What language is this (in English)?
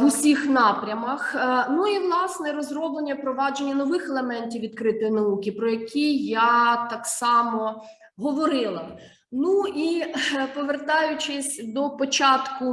Ukrainian